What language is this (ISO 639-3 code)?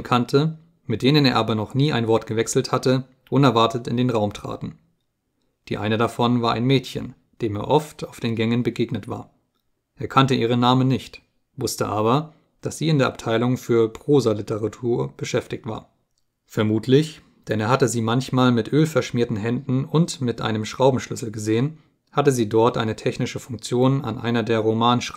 deu